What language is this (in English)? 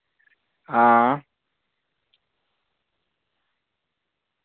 Dogri